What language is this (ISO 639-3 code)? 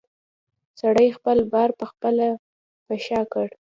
pus